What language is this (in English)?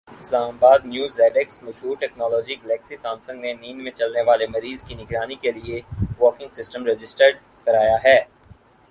Urdu